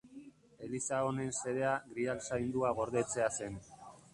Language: Basque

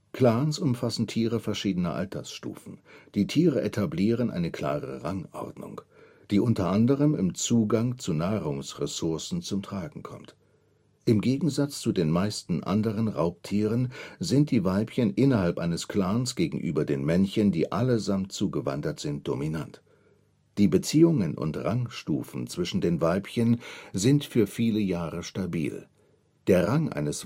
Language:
German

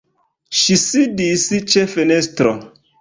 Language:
Esperanto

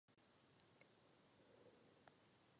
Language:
Czech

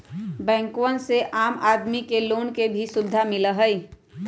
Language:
Magahi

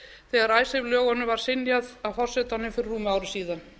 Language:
Icelandic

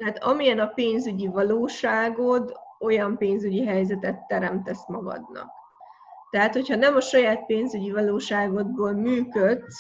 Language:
Hungarian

